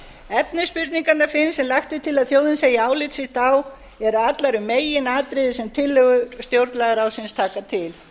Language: Icelandic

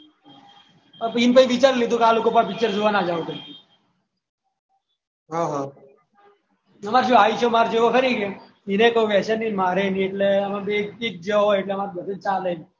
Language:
Gujarati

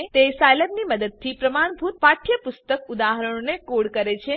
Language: Gujarati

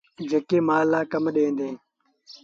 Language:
Sindhi Bhil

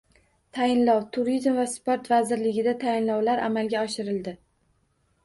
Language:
Uzbek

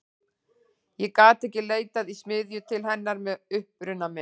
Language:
Icelandic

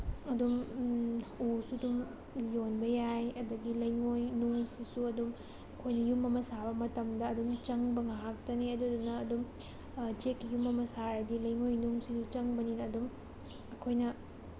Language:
Manipuri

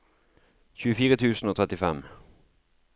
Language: Norwegian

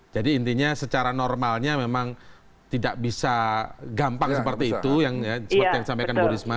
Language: Indonesian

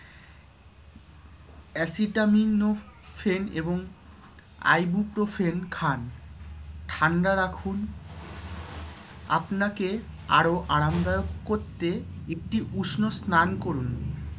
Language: Bangla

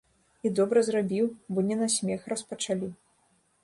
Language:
Belarusian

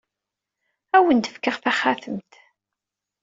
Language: Kabyle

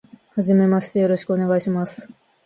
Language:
Japanese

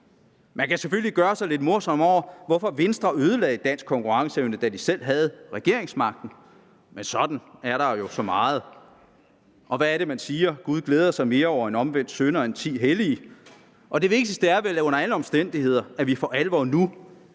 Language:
Danish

